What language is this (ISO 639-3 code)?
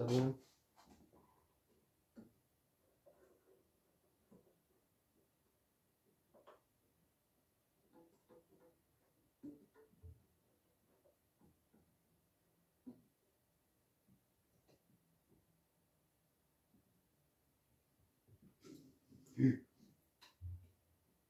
slk